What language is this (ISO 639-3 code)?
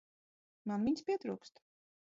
lav